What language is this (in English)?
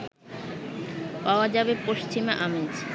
Bangla